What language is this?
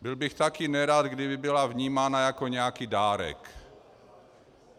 Czech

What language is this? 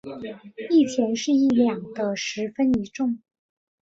Chinese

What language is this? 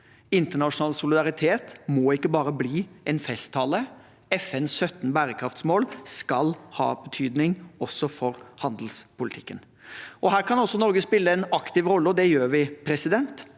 Norwegian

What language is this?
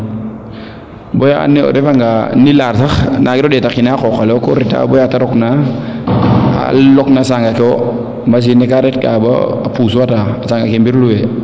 Serer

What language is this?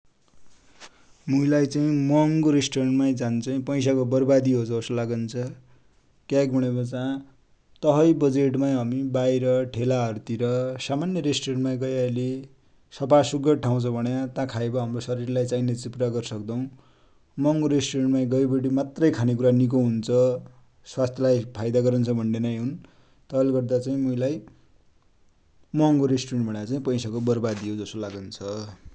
Dotyali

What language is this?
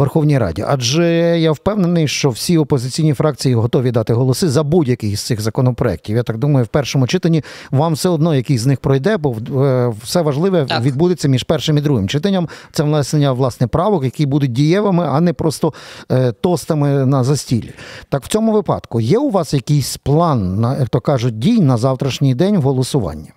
Ukrainian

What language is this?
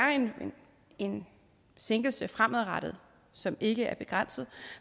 Danish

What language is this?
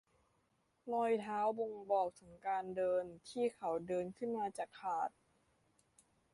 Thai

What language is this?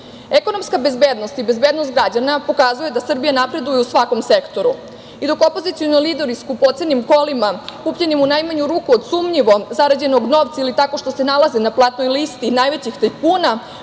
Serbian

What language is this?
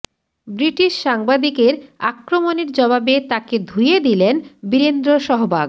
Bangla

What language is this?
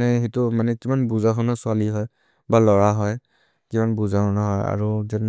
Maria (India)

